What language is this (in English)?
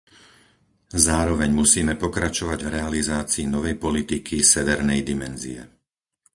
Slovak